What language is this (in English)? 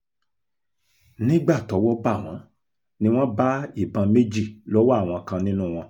Yoruba